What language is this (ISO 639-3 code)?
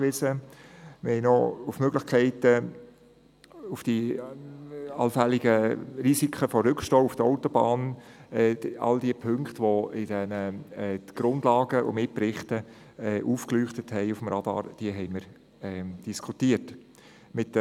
gsw